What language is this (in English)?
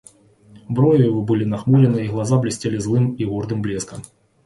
Russian